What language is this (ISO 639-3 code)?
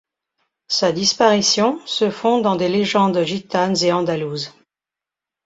fra